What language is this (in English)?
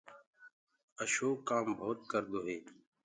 Gurgula